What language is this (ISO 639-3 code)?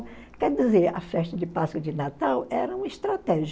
por